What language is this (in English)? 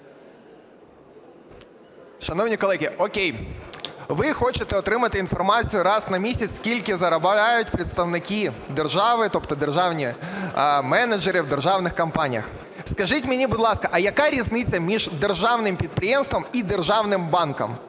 Ukrainian